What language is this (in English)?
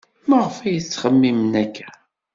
Kabyle